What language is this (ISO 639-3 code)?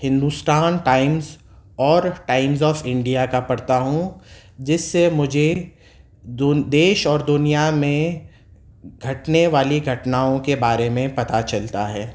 urd